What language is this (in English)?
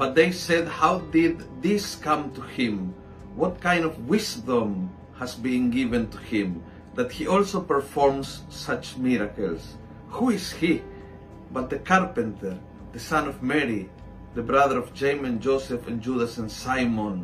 Filipino